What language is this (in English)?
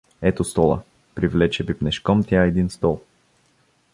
Bulgarian